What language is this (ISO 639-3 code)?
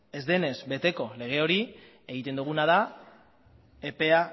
eus